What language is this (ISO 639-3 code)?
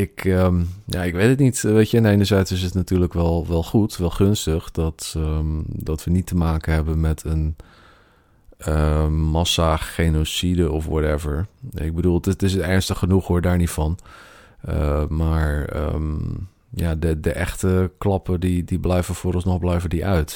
nld